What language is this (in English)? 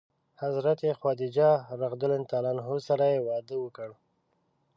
Pashto